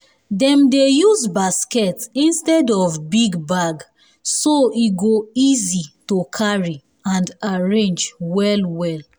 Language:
Nigerian Pidgin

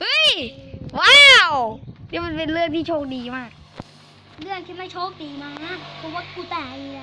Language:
Thai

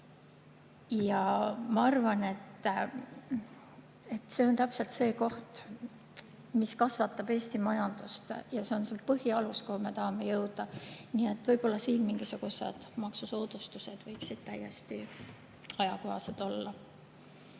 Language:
Estonian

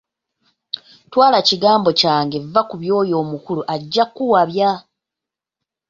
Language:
Ganda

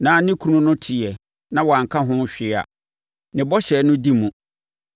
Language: Akan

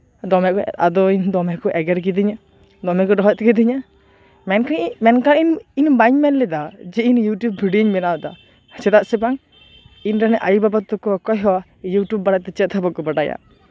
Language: Santali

